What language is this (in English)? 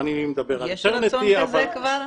Hebrew